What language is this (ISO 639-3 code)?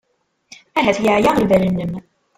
kab